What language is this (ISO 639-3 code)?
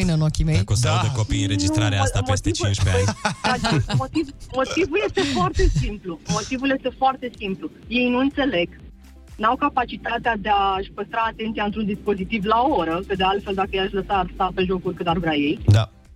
ron